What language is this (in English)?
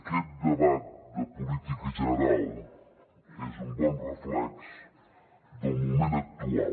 Catalan